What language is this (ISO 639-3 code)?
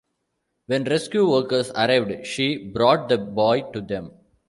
eng